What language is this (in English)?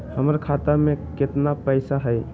Magahi